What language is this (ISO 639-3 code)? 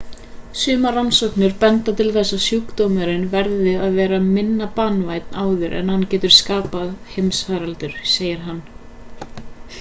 isl